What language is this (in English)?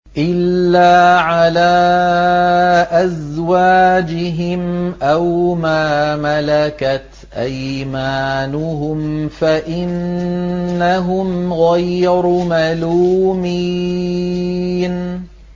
Arabic